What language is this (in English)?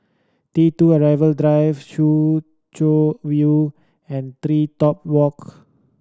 English